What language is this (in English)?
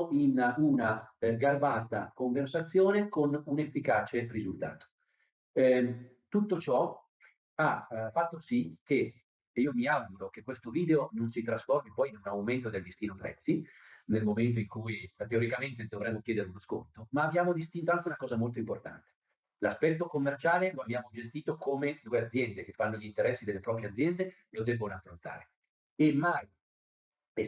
Italian